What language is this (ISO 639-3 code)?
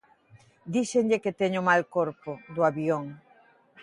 glg